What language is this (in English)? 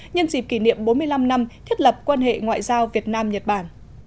Vietnamese